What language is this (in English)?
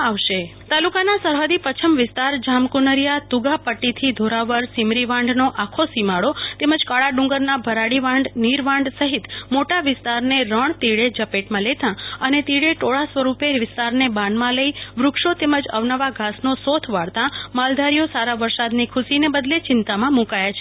Gujarati